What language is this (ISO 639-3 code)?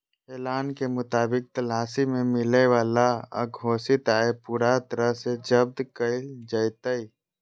mag